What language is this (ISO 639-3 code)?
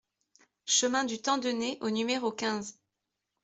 fra